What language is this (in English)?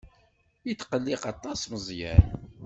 Kabyle